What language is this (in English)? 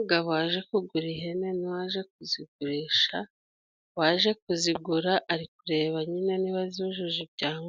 Kinyarwanda